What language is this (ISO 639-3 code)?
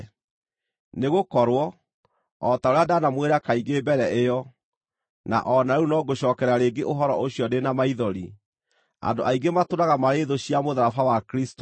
kik